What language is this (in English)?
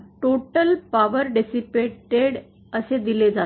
Marathi